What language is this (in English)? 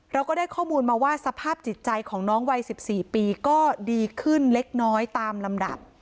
Thai